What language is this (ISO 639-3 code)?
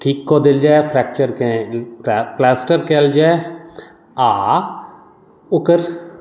mai